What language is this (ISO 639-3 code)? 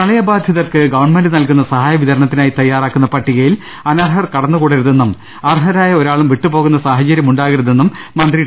mal